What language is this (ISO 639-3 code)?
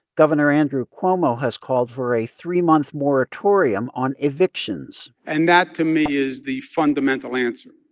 eng